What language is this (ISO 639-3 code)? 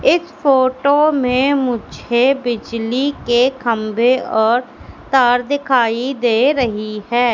hin